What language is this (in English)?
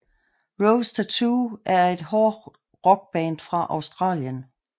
Danish